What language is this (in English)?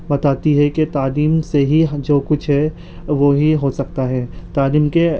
Urdu